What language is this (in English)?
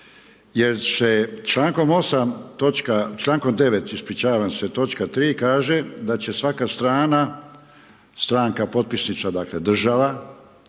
Croatian